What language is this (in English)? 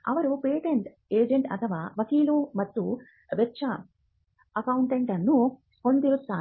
Kannada